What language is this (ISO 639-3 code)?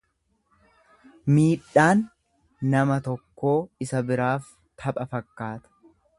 orm